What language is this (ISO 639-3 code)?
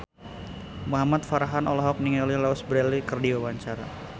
sun